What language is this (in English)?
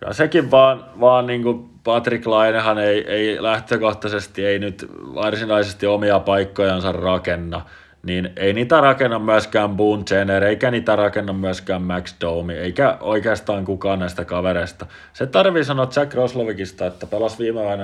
Finnish